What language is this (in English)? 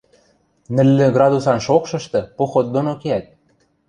Western Mari